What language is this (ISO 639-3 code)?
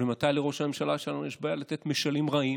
heb